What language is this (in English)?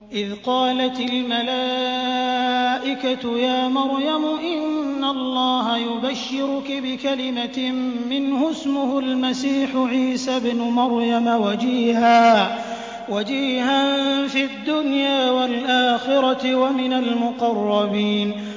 Arabic